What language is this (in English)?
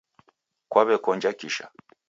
Taita